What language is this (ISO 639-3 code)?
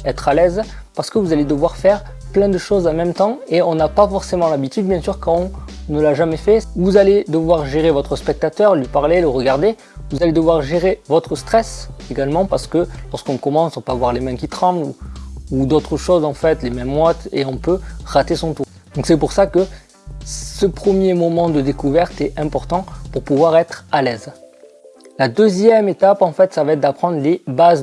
fra